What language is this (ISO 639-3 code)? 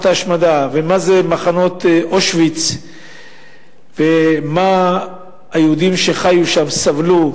heb